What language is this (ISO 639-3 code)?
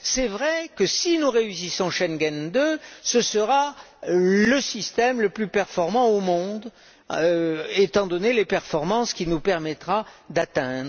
fra